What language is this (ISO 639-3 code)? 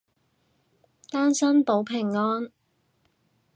yue